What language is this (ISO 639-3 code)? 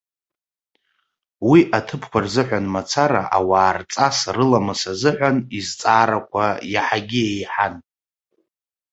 abk